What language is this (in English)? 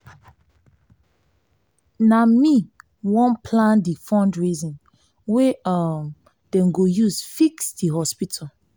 Nigerian Pidgin